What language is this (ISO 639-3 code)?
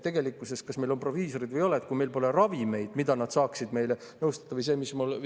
est